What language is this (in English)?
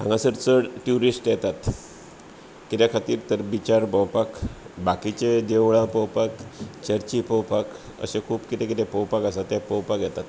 Konkani